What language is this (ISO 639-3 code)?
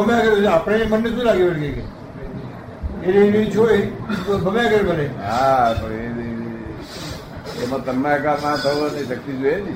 guj